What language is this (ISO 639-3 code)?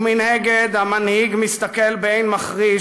heb